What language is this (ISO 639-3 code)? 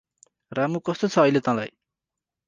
nep